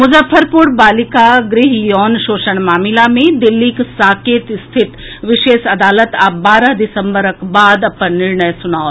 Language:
Maithili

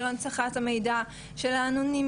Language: Hebrew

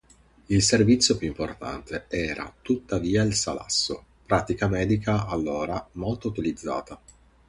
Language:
Italian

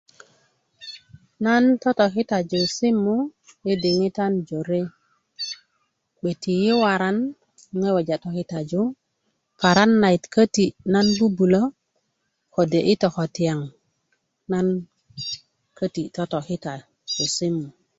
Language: Kuku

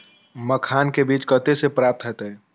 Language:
Maithili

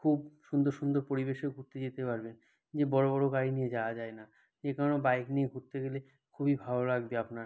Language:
Bangla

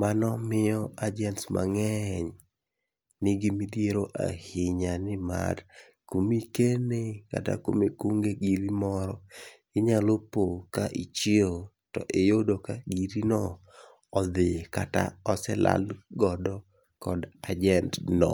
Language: Luo (Kenya and Tanzania)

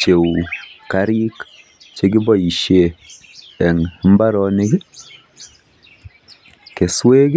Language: Kalenjin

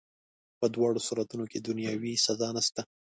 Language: Pashto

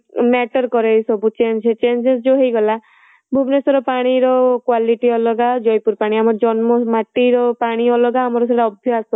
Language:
Odia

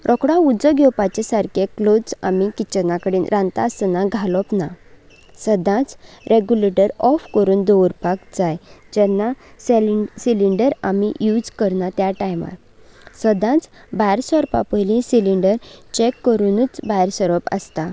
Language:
Konkani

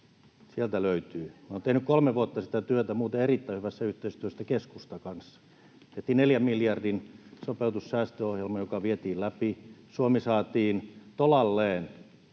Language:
Finnish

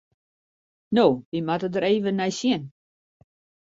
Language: Western Frisian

